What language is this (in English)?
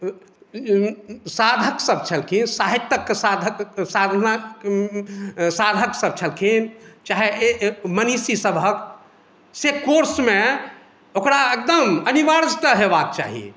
Maithili